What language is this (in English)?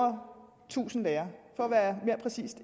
Danish